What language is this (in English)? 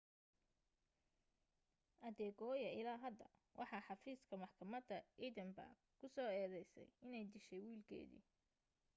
Somali